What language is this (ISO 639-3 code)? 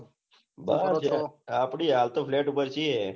guj